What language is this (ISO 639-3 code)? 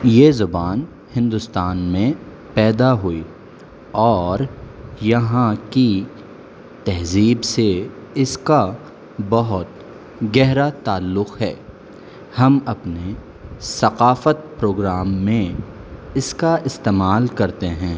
urd